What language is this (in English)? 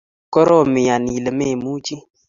Kalenjin